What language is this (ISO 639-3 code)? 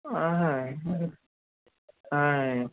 tel